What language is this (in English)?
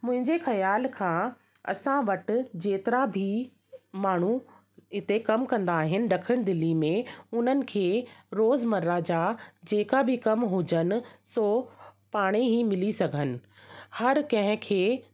Sindhi